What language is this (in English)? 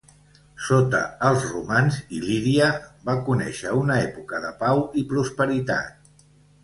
Catalan